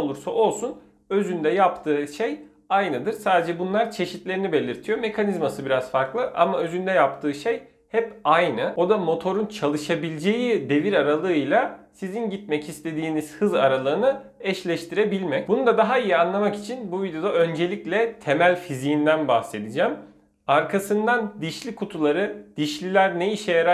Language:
Turkish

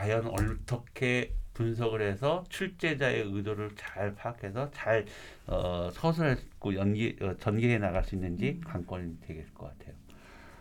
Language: Korean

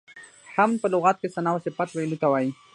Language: Pashto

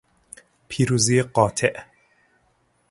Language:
Persian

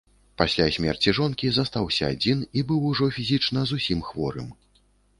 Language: Belarusian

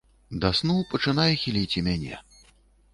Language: Belarusian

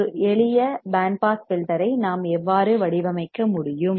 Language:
Tamil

